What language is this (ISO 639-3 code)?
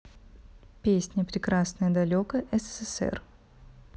rus